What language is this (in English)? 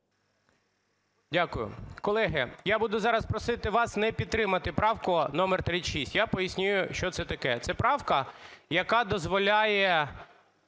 Ukrainian